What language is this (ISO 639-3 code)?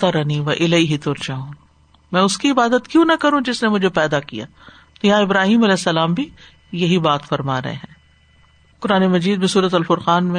urd